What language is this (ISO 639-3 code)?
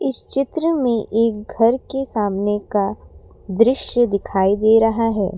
hin